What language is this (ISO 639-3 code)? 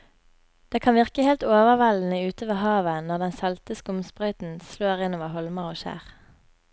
nor